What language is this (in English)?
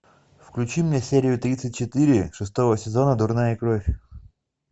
Russian